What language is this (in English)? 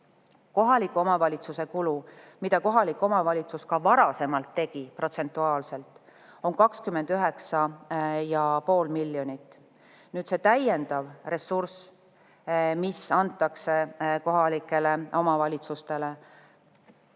Estonian